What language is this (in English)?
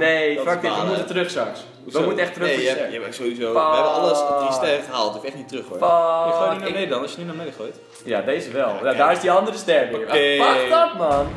Dutch